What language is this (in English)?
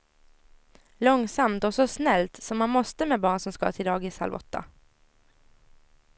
Swedish